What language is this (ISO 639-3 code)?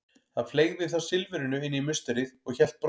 isl